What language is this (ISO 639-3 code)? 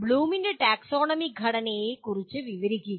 mal